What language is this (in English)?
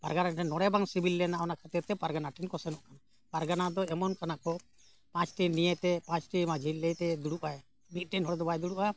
Santali